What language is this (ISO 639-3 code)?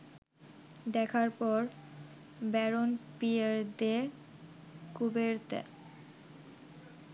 ben